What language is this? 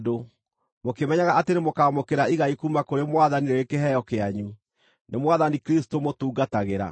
Kikuyu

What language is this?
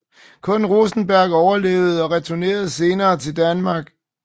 Danish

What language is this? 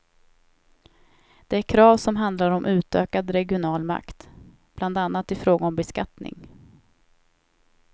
Swedish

